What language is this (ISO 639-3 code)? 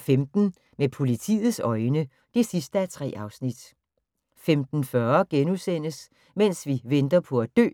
dan